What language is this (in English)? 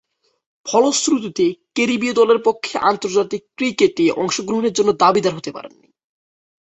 Bangla